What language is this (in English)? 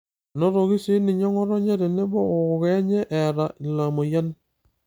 Masai